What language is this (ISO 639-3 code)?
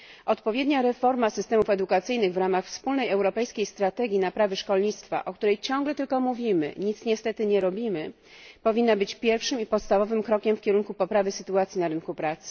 pol